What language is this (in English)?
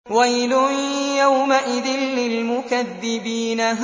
Arabic